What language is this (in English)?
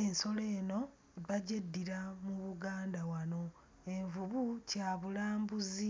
Ganda